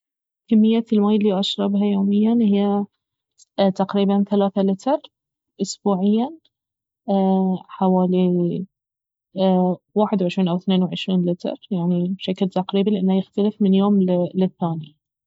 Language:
Baharna Arabic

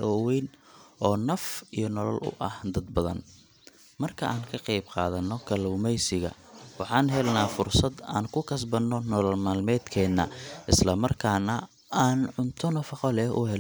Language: Somali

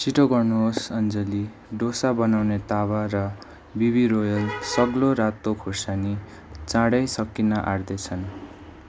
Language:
Nepali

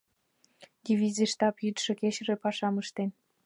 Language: Mari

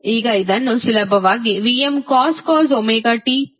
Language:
Kannada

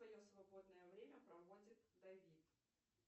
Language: Russian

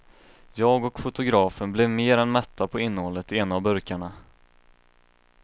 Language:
Swedish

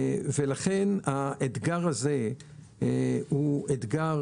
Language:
Hebrew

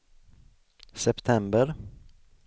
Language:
Swedish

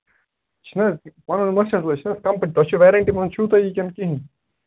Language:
Kashmiri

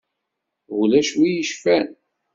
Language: Kabyle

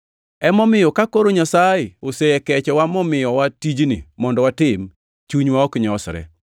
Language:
Luo (Kenya and Tanzania)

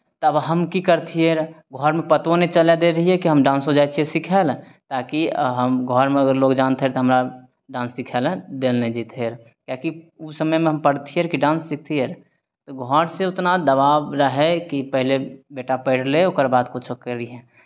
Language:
Maithili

